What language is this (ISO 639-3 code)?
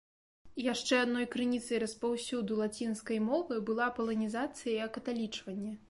bel